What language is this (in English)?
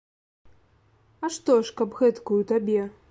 Belarusian